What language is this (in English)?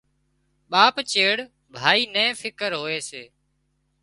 Wadiyara Koli